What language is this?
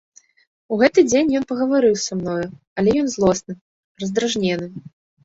Belarusian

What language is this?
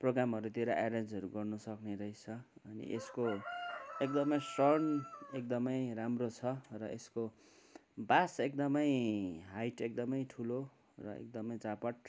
Nepali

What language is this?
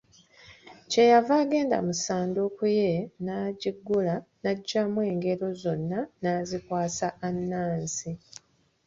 Ganda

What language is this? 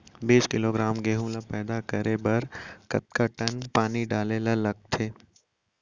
Chhattisgarhi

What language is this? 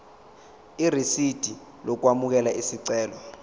Zulu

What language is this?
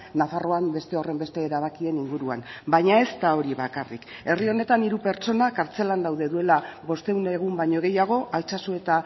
Basque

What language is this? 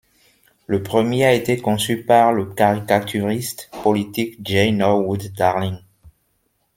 French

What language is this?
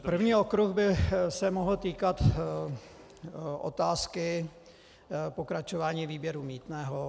Czech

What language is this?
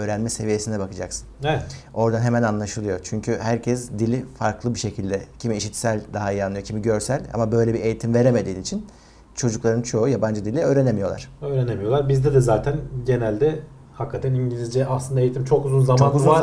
Turkish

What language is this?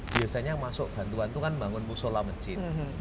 Indonesian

